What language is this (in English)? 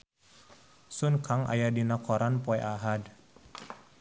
Sundanese